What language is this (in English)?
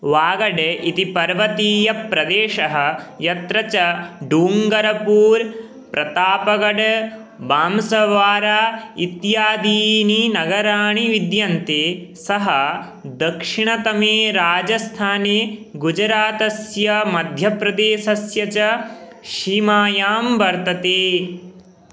Sanskrit